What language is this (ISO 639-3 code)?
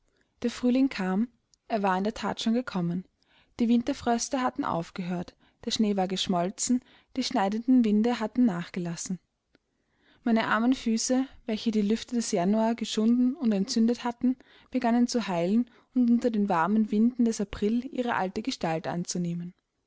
deu